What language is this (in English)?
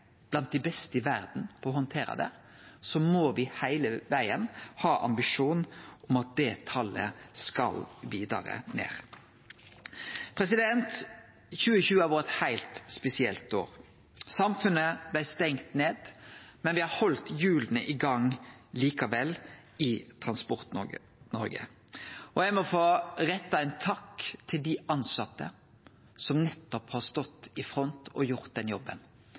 Norwegian Nynorsk